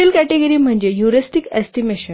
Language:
Marathi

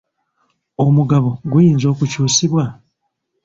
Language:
Ganda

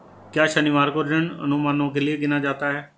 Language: Hindi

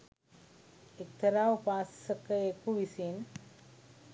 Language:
Sinhala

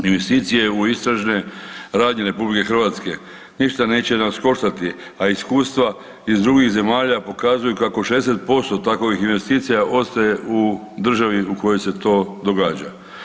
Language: Croatian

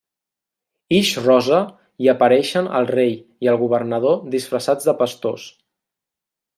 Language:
Catalan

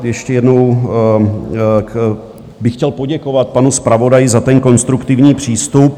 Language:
Czech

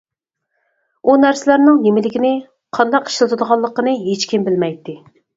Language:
Uyghur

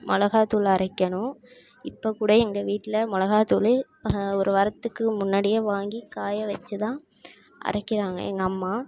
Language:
Tamil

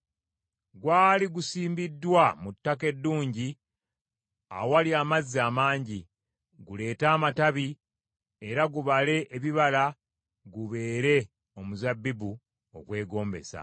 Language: Ganda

